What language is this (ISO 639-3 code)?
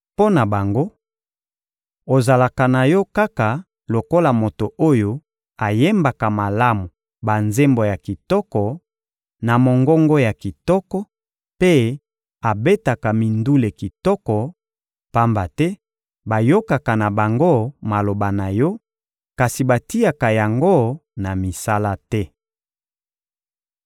lin